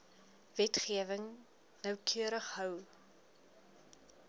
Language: Afrikaans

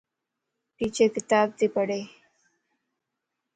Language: Lasi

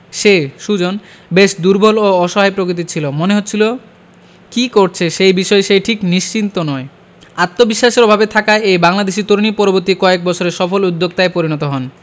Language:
Bangla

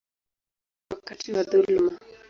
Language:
Swahili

